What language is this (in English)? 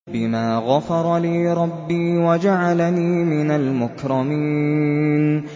Arabic